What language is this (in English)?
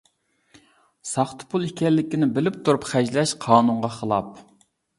Uyghur